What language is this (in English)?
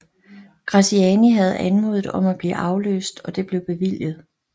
Danish